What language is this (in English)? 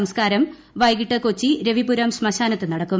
Malayalam